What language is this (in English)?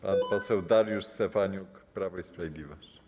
Polish